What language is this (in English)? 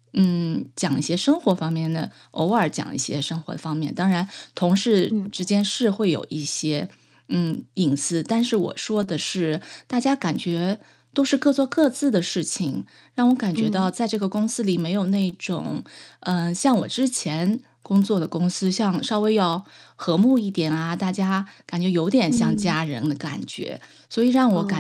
Chinese